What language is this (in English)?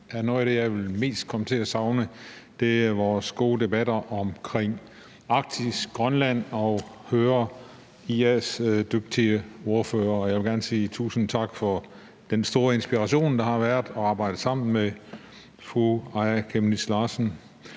Danish